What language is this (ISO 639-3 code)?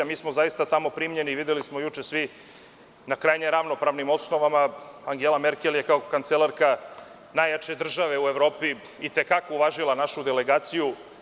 srp